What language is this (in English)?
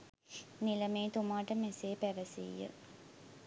Sinhala